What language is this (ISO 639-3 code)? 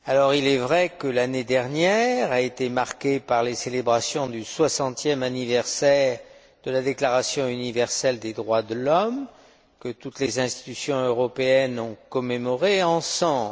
fra